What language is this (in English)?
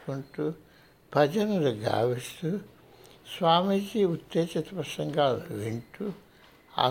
Telugu